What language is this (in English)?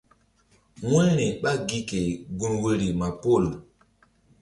Mbum